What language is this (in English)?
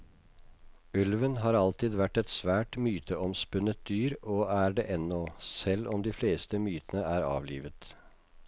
Norwegian